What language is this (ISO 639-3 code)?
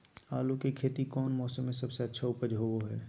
mag